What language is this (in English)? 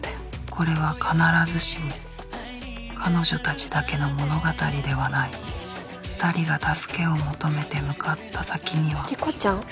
Japanese